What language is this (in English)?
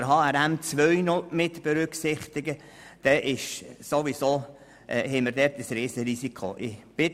Swiss German